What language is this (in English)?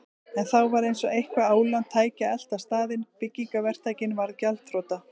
Icelandic